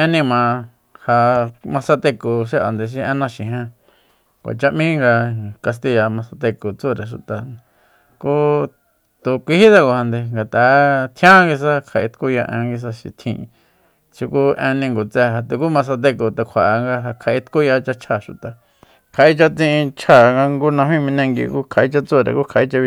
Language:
Soyaltepec Mazatec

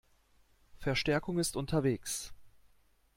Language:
German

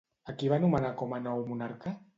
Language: Catalan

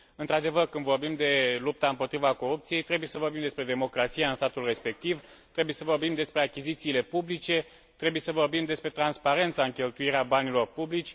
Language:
Romanian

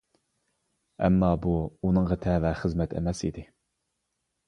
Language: Uyghur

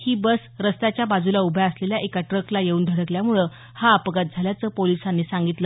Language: Marathi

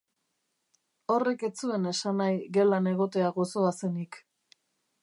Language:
Basque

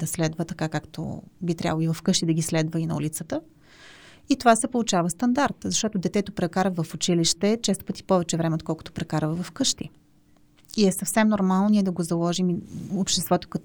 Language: Bulgarian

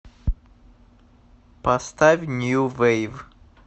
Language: Russian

